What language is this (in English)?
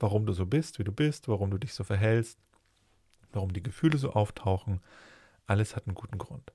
German